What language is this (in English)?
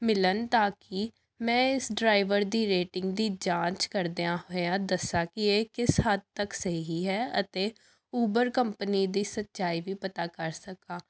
Punjabi